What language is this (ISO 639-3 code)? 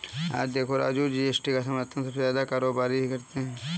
hin